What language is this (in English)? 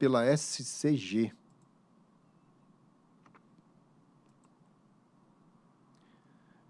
Portuguese